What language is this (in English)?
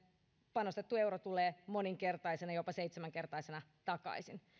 Finnish